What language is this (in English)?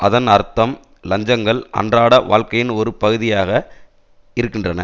Tamil